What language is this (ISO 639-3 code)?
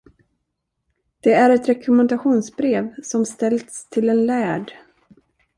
swe